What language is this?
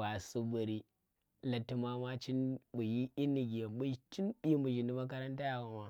Tera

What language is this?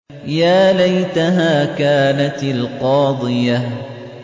Arabic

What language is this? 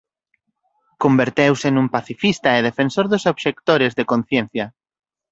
Galician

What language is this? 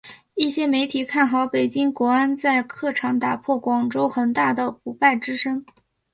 Chinese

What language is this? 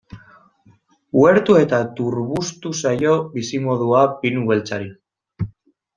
Basque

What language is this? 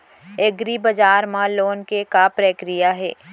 Chhattisgarhi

